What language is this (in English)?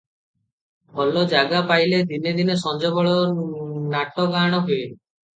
Odia